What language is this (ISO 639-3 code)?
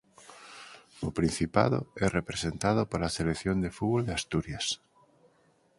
glg